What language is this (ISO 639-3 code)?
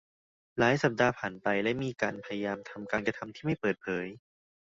tha